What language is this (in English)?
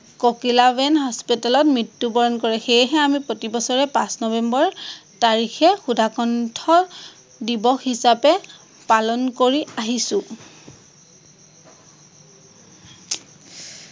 Assamese